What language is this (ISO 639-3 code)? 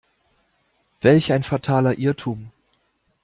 deu